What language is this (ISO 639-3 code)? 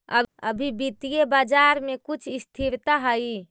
mag